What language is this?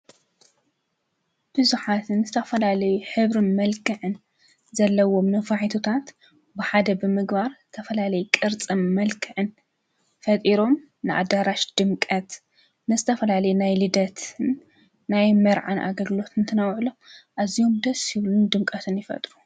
Tigrinya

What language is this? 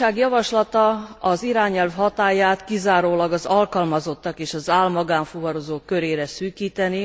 Hungarian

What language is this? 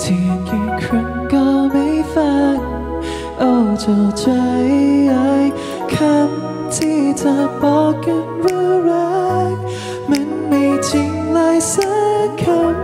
Thai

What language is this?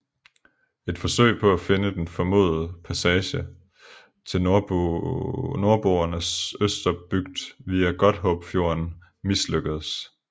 Danish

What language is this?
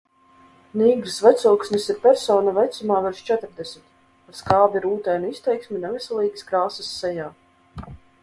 Latvian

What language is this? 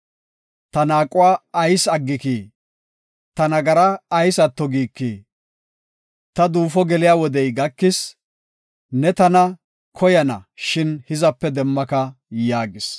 Gofa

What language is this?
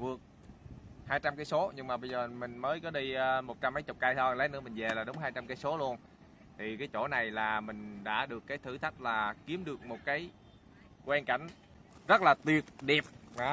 Vietnamese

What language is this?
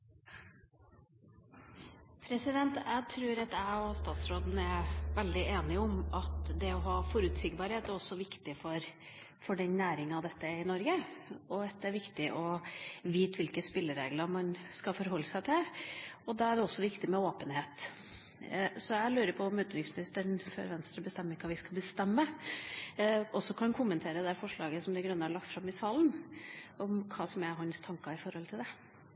Norwegian Bokmål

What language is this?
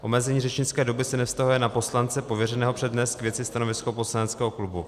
Czech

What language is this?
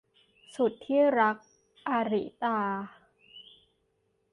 Thai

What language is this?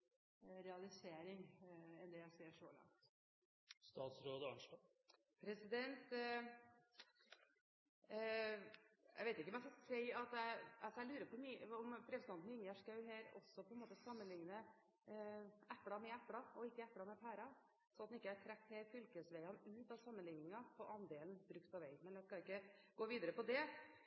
Norwegian Bokmål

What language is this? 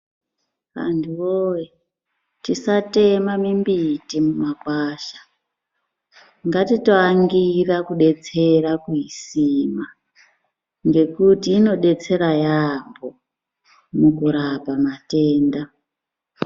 Ndau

